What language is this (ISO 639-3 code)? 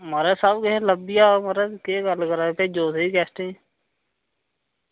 doi